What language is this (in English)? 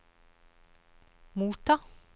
Norwegian